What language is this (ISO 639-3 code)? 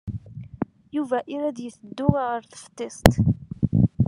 kab